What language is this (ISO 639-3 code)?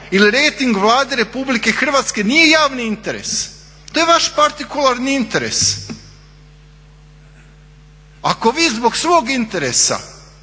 hrv